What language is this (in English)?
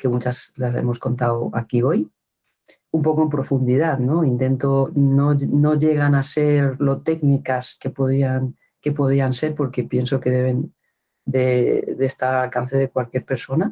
Spanish